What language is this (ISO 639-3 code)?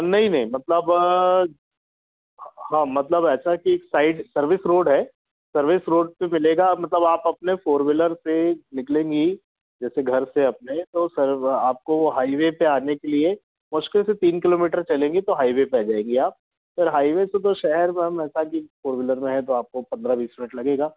hin